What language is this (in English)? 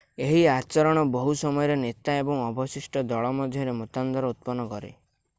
Odia